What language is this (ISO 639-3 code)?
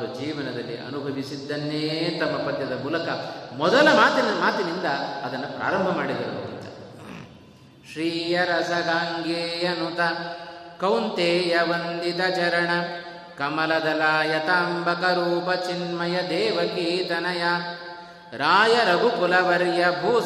kan